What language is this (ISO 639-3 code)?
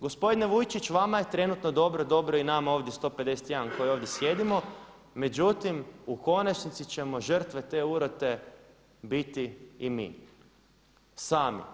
hrv